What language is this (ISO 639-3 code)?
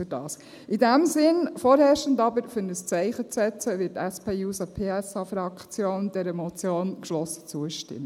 gsw